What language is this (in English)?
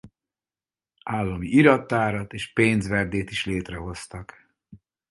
Hungarian